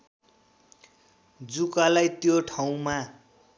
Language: Nepali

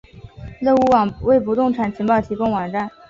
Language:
Chinese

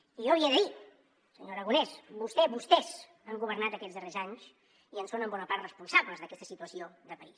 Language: Catalan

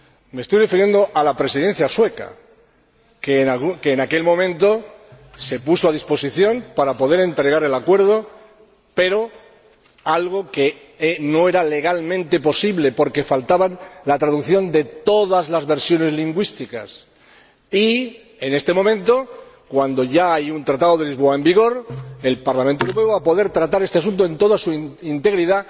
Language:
Spanish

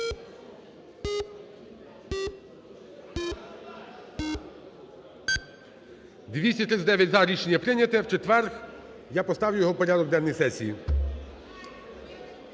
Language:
Ukrainian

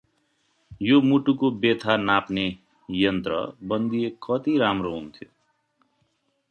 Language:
Nepali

